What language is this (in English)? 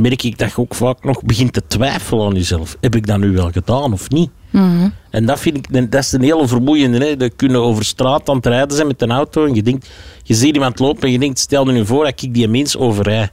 Dutch